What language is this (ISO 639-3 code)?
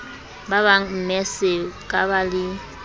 sot